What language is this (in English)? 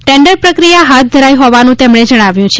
Gujarati